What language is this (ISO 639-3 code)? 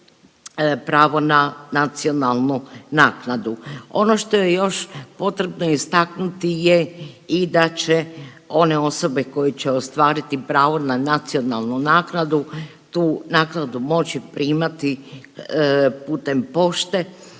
hrv